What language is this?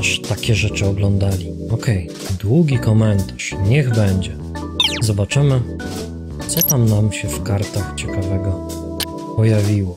Polish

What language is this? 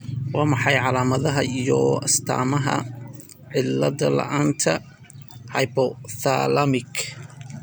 Somali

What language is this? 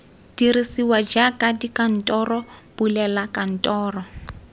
Tswana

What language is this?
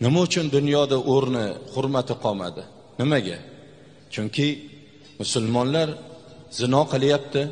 Turkish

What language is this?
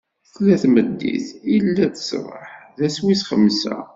Kabyle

